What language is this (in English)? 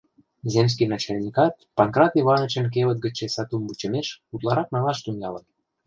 Mari